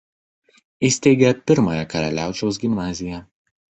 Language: Lithuanian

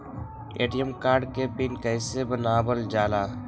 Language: Magahi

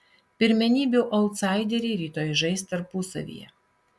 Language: Lithuanian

